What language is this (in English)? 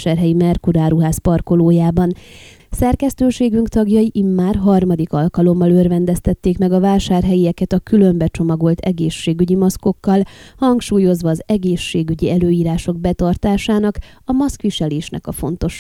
Hungarian